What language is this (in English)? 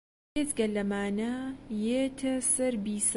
Central Kurdish